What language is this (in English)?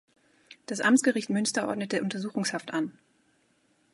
German